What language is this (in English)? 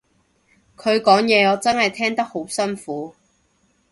Cantonese